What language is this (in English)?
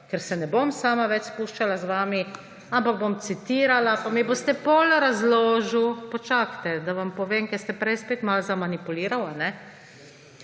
Slovenian